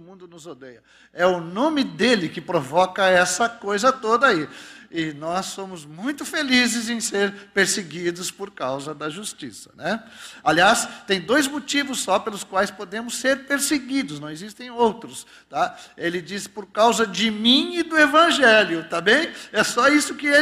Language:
Portuguese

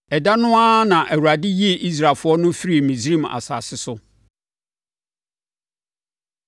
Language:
Akan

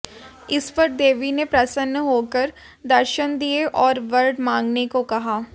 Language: Hindi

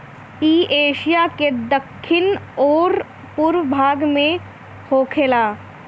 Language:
Bhojpuri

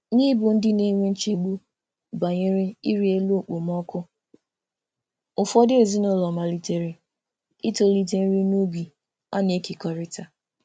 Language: Igbo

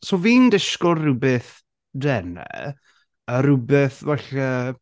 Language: Welsh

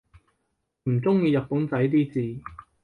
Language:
Cantonese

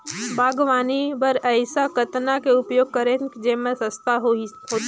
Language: Chhattisgarhi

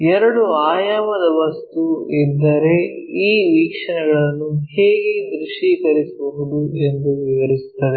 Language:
Kannada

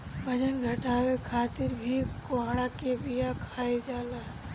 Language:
Bhojpuri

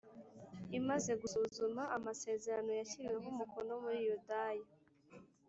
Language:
Kinyarwanda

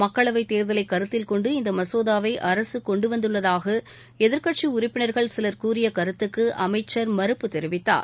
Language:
Tamil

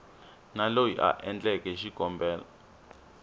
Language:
Tsonga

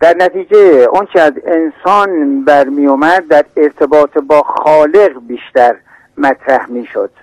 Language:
Persian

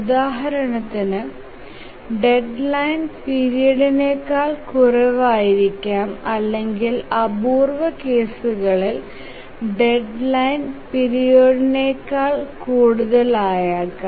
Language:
Malayalam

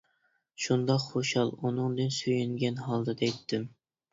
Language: Uyghur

